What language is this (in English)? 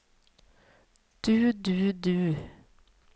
Norwegian